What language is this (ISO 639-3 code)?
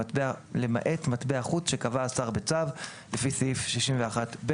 heb